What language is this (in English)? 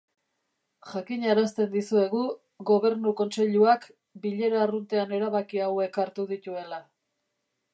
Basque